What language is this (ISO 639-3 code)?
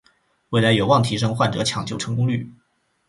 zho